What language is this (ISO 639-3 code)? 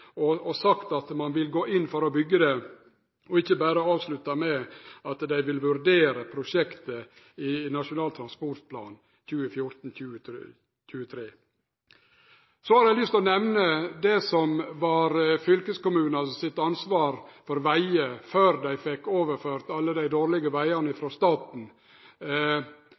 nno